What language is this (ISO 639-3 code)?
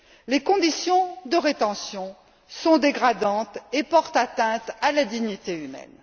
fra